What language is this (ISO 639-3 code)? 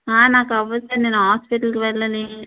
tel